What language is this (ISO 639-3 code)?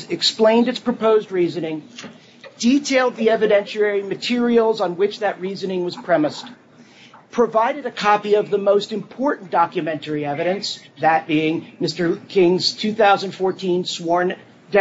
eng